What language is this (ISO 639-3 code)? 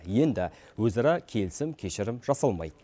kaz